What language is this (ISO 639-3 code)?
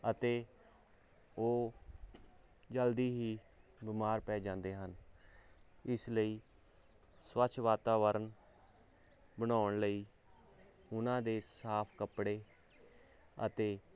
pan